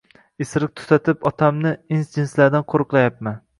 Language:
Uzbek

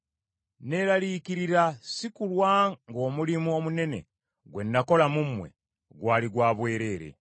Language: Ganda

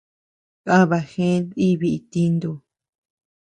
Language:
Tepeuxila Cuicatec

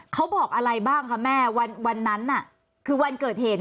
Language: Thai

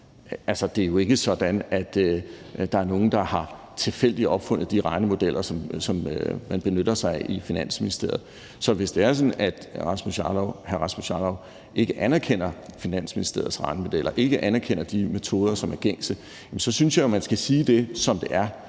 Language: Danish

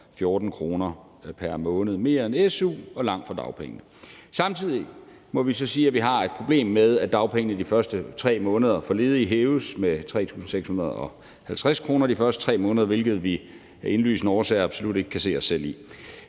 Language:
Danish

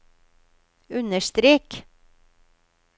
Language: Norwegian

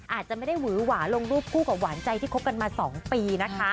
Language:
Thai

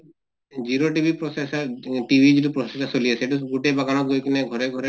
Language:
Assamese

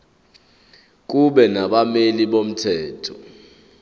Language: Zulu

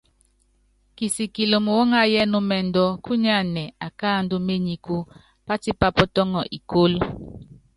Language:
Yangben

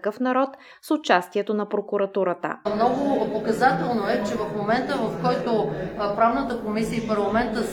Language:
Bulgarian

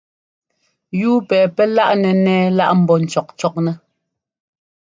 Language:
Ngomba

